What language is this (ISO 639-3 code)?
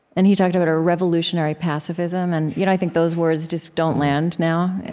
eng